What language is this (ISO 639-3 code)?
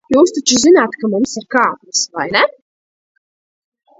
lav